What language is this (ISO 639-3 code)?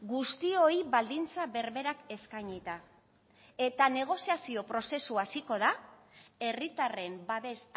eus